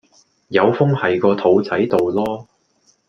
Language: Cantonese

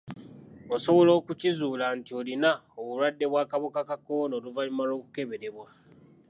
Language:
Ganda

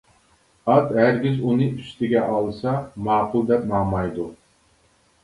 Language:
Uyghur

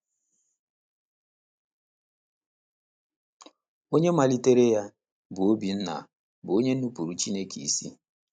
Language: Igbo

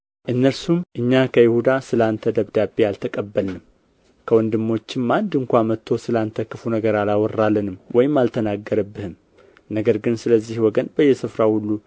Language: Amharic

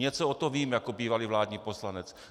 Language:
Czech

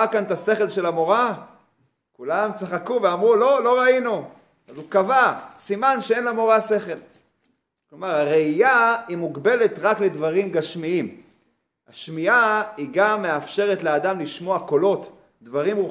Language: Hebrew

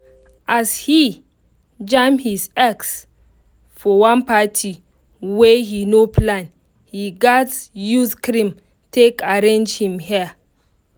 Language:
Nigerian Pidgin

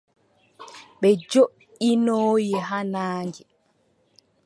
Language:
Adamawa Fulfulde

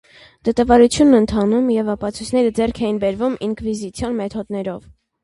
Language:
Armenian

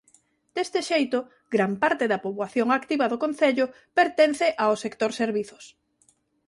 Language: Galician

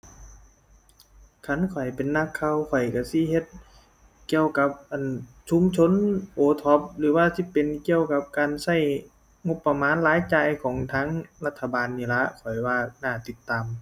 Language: Thai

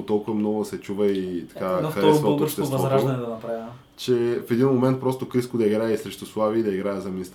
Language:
Bulgarian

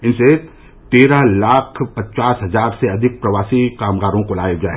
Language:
Hindi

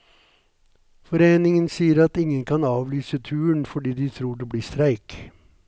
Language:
Norwegian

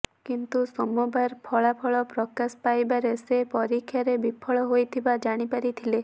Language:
Odia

